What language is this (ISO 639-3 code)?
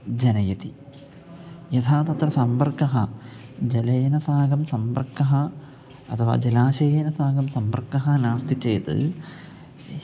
san